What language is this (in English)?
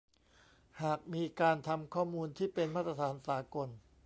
Thai